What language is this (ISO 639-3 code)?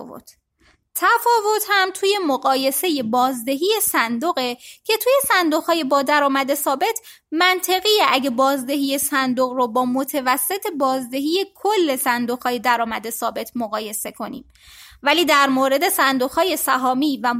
fas